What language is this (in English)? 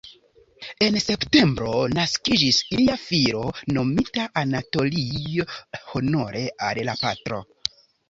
Esperanto